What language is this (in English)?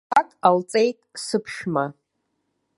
Abkhazian